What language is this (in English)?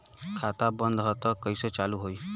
Bhojpuri